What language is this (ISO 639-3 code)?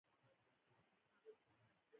pus